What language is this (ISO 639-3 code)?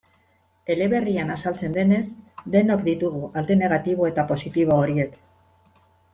eus